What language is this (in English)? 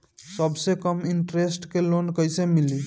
Bhojpuri